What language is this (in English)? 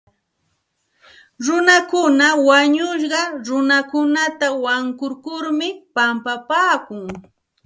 Santa Ana de Tusi Pasco Quechua